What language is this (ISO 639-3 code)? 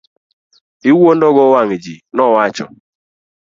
luo